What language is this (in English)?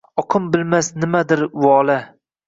Uzbek